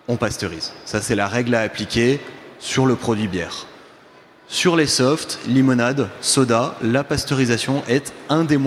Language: French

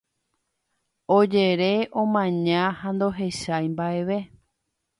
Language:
Guarani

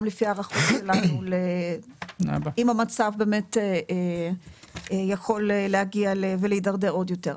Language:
Hebrew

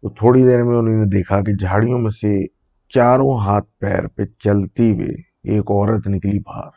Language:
Urdu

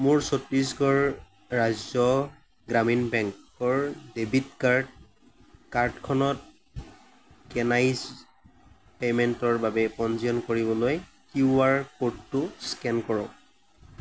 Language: Assamese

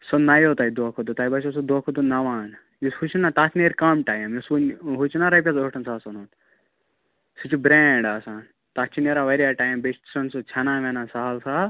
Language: Kashmiri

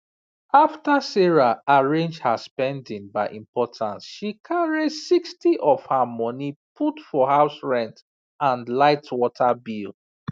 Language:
Nigerian Pidgin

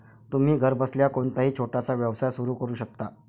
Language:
Marathi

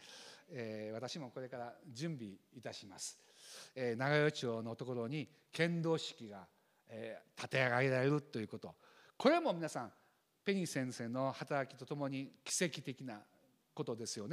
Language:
Japanese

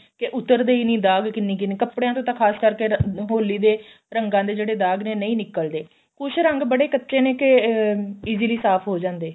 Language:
Punjabi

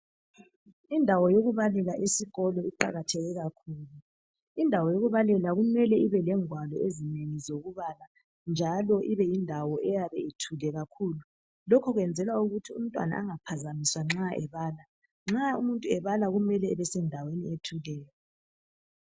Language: North Ndebele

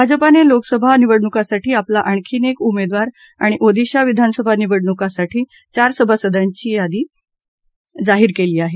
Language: Marathi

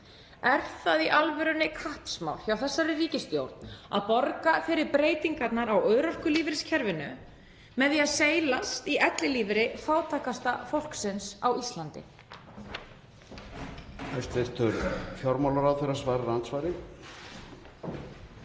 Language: Icelandic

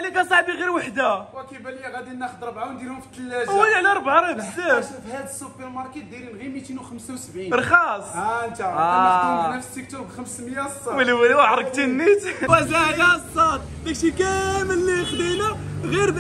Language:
Arabic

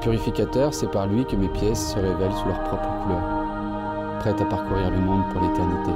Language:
French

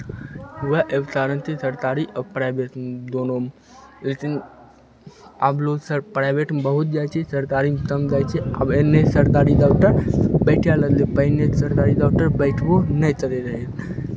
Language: Maithili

